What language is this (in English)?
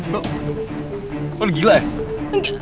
Indonesian